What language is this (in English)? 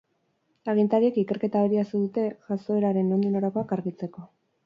Basque